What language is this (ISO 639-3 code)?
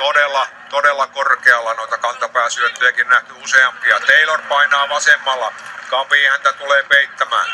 fin